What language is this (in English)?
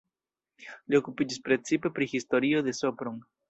Esperanto